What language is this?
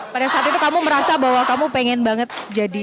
Indonesian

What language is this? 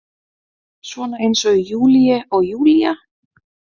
Icelandic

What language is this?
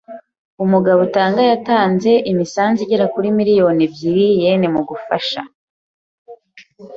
Kinyarwanda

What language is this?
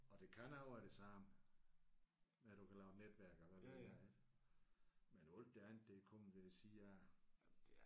Danish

